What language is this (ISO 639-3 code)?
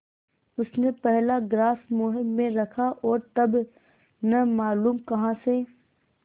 hin